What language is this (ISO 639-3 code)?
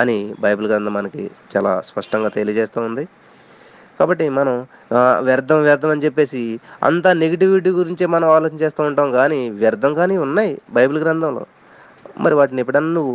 tel